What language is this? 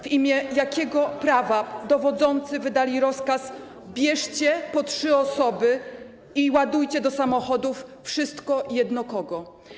Polish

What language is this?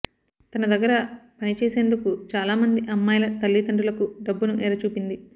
Telugu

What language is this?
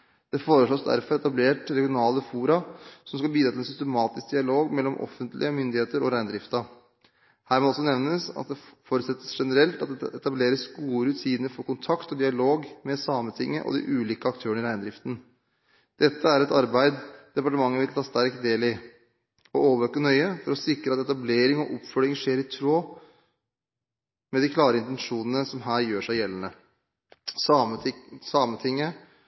Norwegian Bokmål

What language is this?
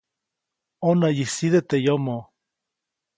Copainalá Zoque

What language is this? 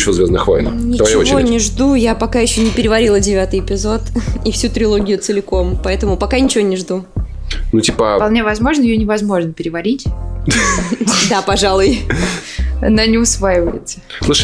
Russian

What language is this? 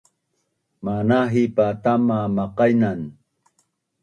Bunun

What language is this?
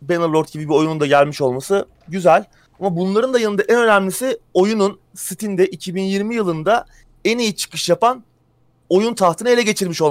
Turkish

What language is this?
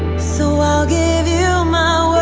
English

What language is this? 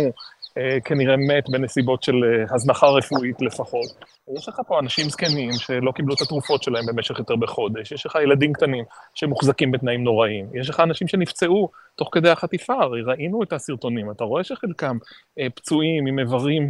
Hebrew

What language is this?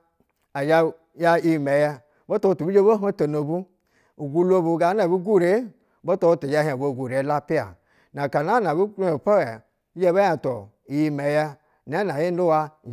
Basa (Nigeria)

